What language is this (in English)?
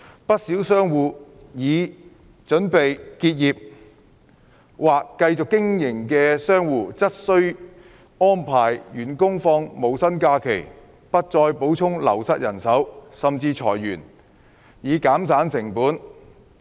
Cantonese